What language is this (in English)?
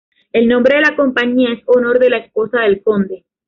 Spanish